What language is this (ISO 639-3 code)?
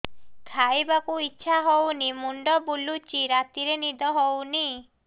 ori